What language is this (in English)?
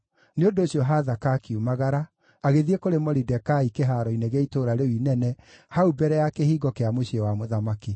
Kikuyu